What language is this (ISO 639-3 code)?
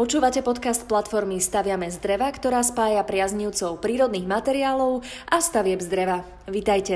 slk